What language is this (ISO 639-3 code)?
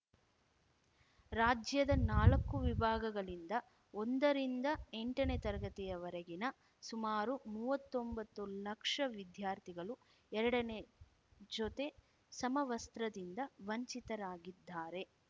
kan